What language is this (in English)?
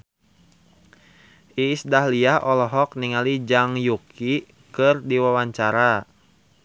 Sundanese